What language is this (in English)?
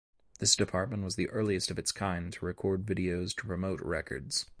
English